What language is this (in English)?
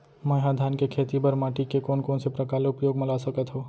Chhattisgarhi